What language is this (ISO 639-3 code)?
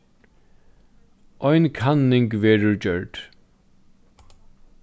fao